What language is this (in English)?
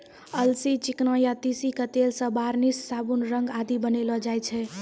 Maithili